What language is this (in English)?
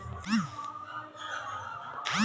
Marathi